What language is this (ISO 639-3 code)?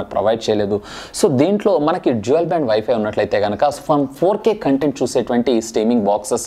por